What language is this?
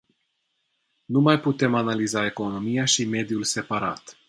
Romanian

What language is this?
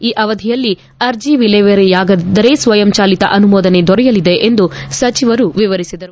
Kannada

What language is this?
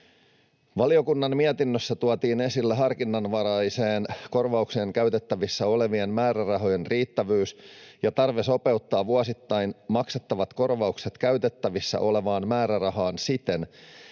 Finnish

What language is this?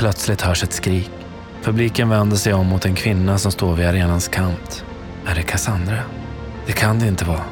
Swedish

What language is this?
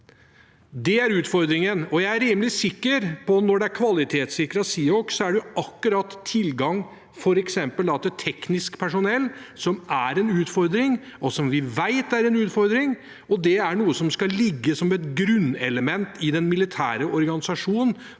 Norwegian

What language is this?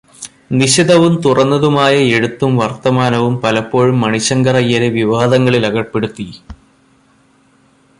Malayalam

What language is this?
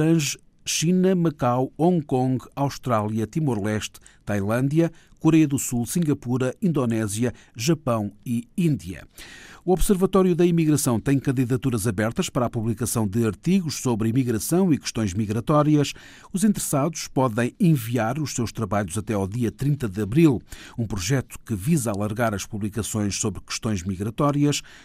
Portuguese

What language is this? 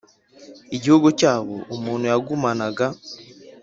Kinyarwanda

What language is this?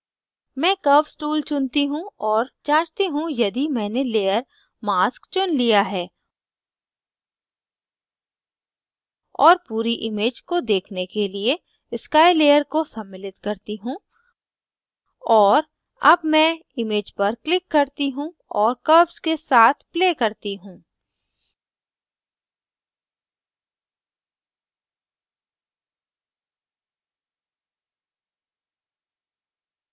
Hindi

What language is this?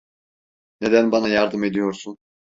Turkish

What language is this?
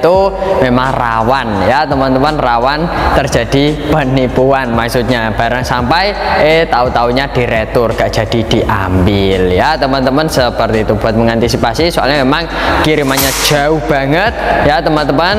Indonesian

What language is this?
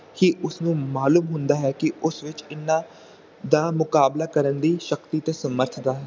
Punjabi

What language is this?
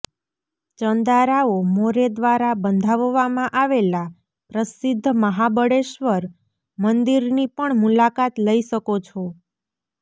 Gujarati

